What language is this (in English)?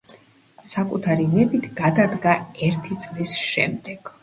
Georgian